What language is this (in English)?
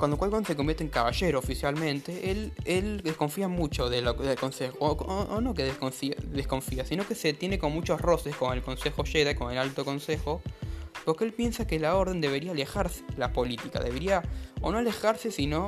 Spanish